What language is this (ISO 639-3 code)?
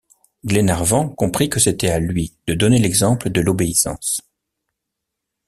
fra